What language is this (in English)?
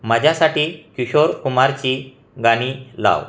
Marathi